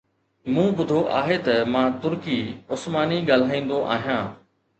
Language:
Sindhi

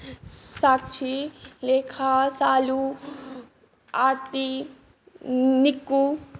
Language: Maithili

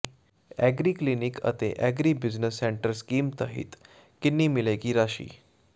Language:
Punjabi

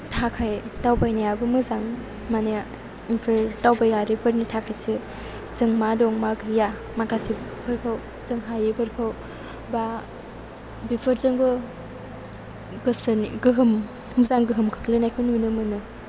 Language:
Bodo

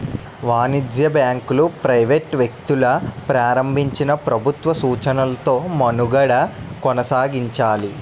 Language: Telugu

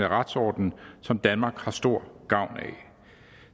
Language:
Danish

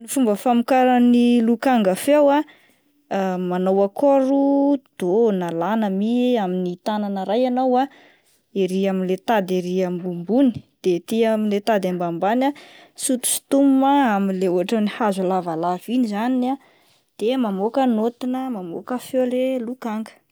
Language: Malagasy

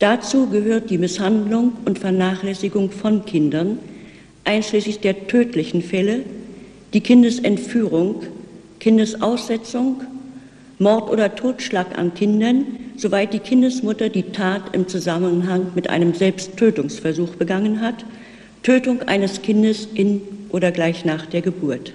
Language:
German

